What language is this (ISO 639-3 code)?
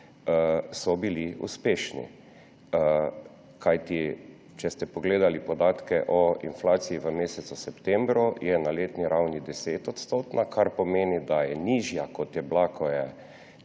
slv